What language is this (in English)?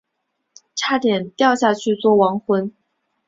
Chinese